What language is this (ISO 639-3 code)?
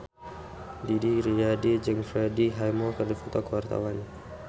sun